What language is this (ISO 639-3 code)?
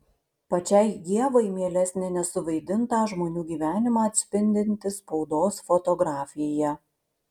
lit